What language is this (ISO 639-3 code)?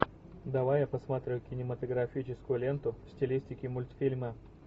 rus